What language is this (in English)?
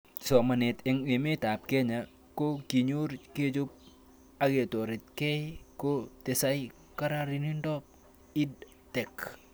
Kalenjin